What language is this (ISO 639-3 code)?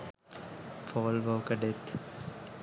sin